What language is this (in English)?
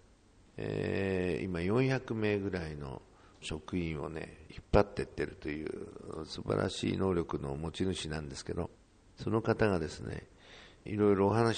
Japanese